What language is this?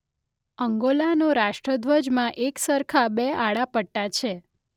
Gujarati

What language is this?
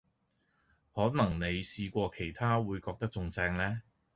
Cantonese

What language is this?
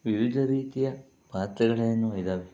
Kannada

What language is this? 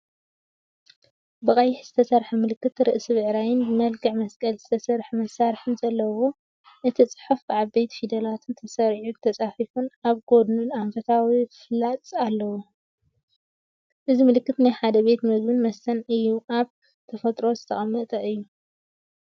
Tigrinya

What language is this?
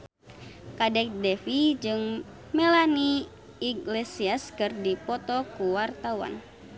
Sundanese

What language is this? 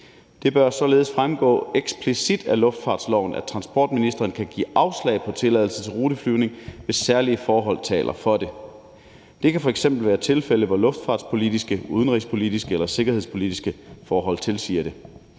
Danish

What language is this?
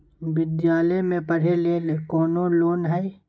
Magahi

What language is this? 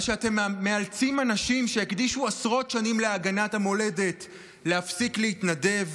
Hebrew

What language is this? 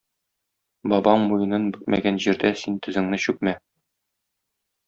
Tatar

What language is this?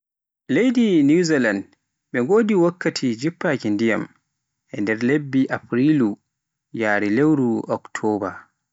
Pular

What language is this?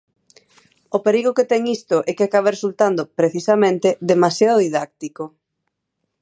Galician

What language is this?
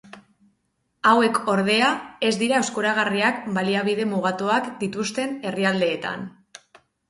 Basque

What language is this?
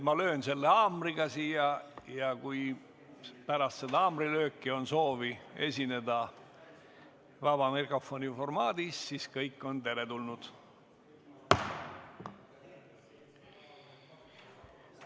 Estonian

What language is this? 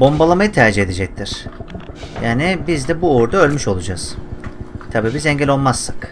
Turkish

